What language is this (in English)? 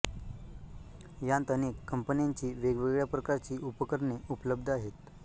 Marathi